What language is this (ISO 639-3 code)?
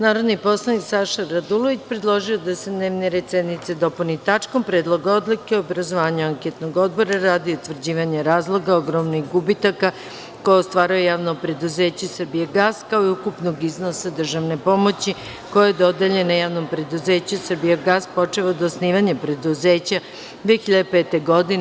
srp